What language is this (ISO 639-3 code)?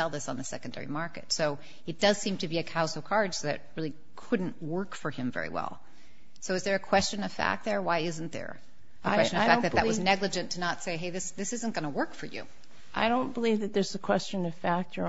eng